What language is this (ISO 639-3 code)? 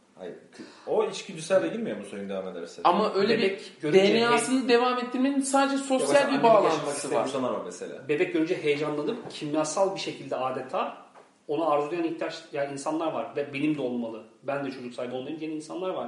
tur